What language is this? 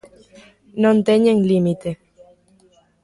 Galician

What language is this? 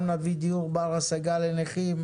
Hebrew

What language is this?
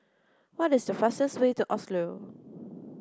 English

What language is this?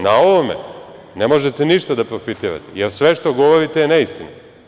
Serbian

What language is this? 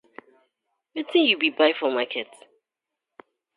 Nigerian Pidgin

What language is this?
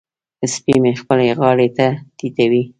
Pashto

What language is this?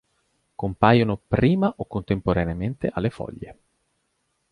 Italian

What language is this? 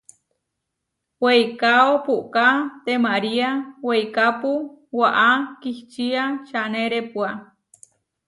Huarijio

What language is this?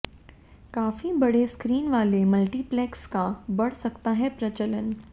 Hindi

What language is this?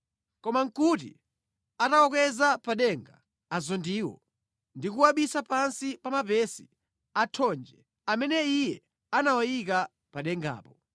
Nyanja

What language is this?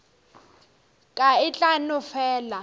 Northern Sotho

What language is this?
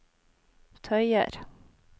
Norwegian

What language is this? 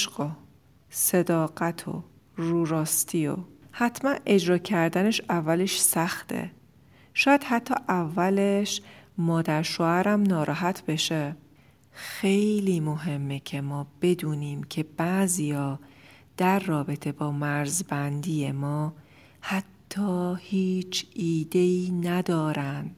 Persian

